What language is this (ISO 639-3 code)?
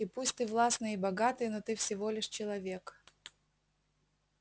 rus